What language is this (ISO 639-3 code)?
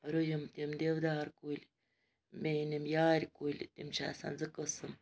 kas